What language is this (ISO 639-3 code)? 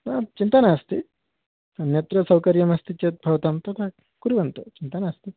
san